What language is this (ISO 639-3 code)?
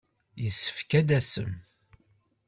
kab